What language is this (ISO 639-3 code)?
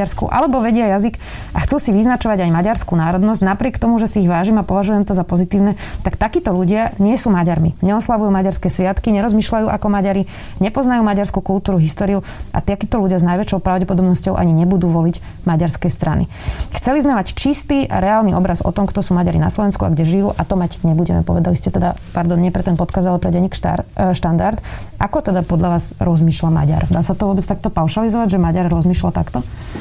slk